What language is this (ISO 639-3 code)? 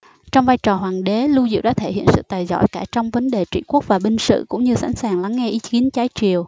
vie